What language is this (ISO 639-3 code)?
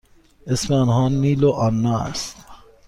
fas